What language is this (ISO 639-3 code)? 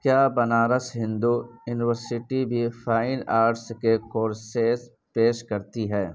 urd